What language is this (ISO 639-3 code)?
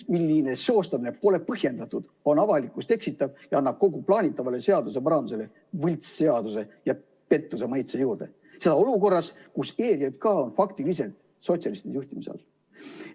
est